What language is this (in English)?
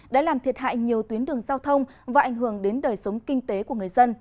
Vietnamese